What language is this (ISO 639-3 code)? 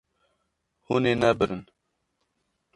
kur